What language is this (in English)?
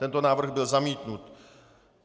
Czech